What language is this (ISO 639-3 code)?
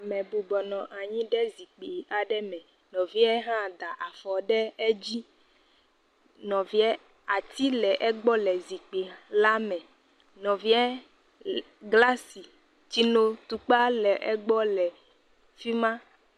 ewe